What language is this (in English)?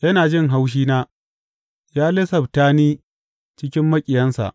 Hausa